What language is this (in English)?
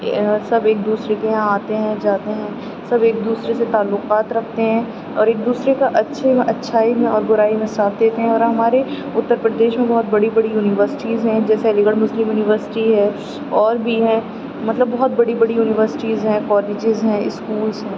Urdu